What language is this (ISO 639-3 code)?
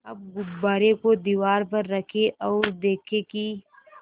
hin